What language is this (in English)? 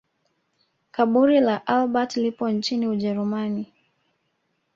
Swahili